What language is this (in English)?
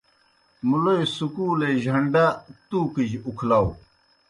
Kohistani Shina